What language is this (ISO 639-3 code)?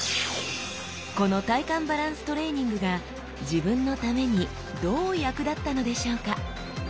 jpn